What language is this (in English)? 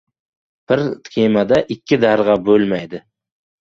Uzbek